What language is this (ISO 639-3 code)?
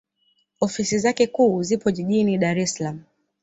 swa